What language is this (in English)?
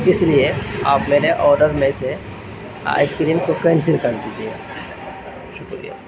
Urdu